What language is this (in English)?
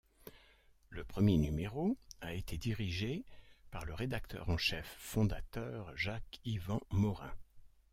French